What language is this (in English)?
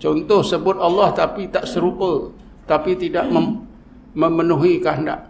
Malay